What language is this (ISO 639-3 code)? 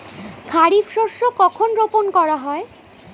ben